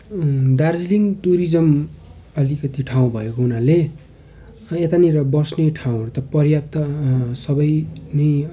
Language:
Nepali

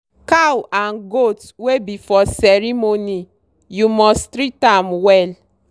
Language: Nigerian Pidgin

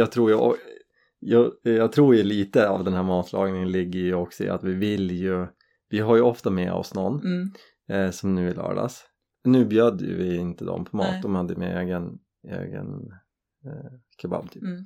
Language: Swedish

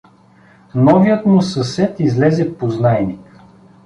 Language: Bulgarian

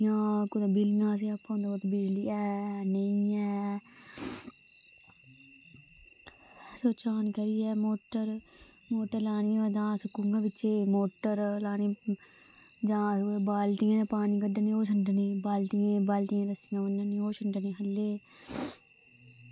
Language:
Dogri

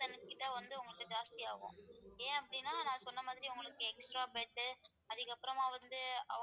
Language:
Tamil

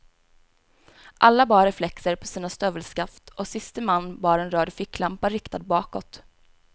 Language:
Swedish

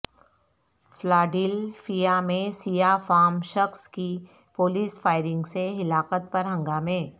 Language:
Urdu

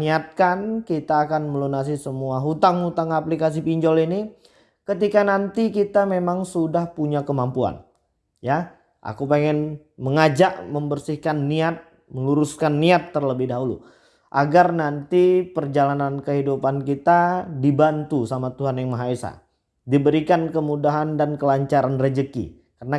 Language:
Indonesian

